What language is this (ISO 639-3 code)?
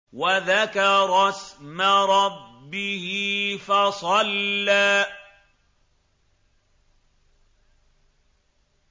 ara